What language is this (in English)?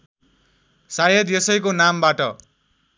Nepali